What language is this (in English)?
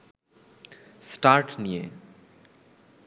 Bangla